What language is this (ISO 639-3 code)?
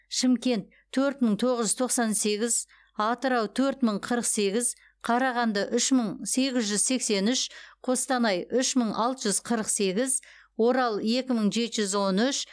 kaz